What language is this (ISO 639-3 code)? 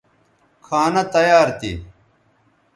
btv